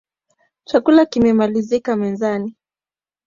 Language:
Swahili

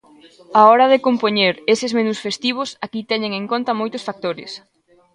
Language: Galician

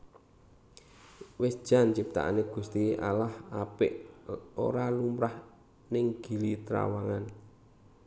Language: Javanese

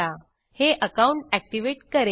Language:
Marathi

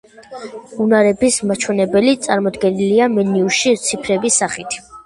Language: Georgian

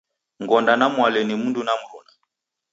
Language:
Taita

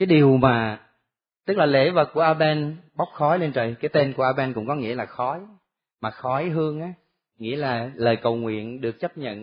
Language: Vietnamese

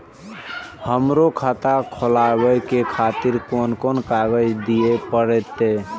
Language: Maithili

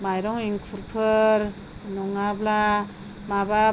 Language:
Bodo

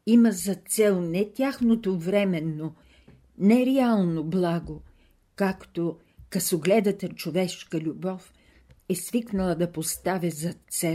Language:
Bulgarian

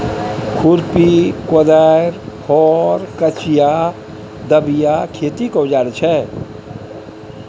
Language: Maithili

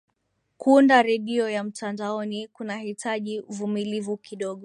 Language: Swahili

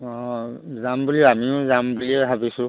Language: Assamese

